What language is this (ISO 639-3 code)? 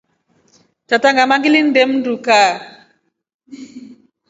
rof